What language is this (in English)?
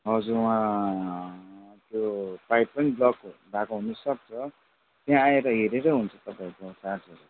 Nepali